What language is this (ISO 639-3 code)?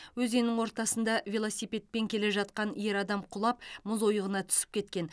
kaz